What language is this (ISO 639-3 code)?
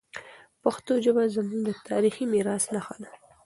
pus